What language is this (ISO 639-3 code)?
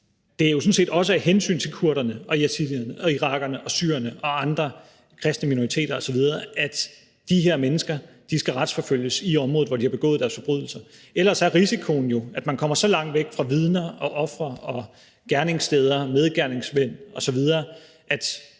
dan